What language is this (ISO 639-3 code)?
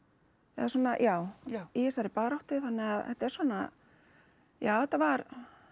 isl